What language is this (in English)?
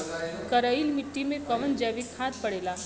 Bhojpuri